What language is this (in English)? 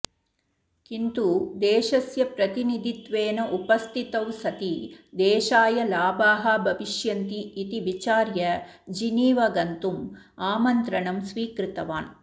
Sanskrit